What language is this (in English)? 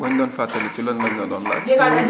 Wolof